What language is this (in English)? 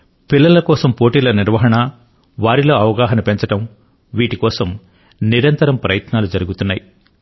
Telugu